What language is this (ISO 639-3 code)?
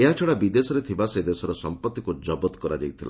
ori